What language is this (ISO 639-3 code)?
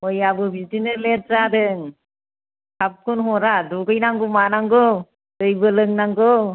brx